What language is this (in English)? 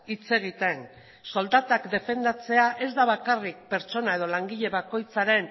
Basque